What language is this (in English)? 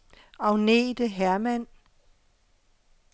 Danish